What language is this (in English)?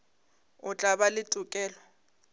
Northern Sotho